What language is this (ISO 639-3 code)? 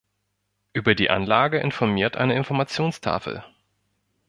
deu